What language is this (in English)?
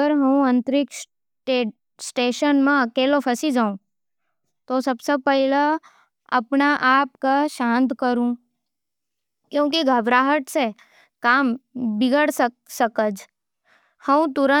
Nimadi